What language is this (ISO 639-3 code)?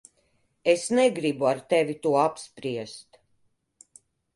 lav